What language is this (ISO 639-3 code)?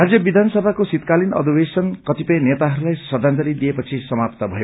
nep